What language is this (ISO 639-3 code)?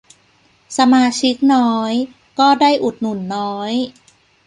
tha